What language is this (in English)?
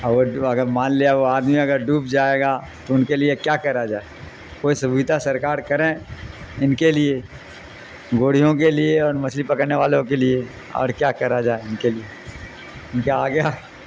Urdu